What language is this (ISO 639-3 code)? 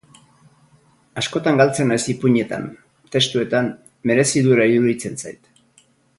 eus